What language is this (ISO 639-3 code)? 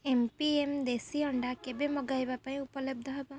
ori